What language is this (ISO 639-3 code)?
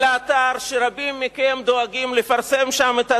heb